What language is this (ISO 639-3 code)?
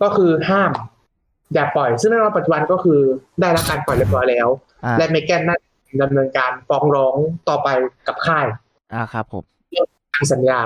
tha